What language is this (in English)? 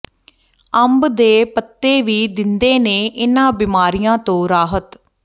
Punjabi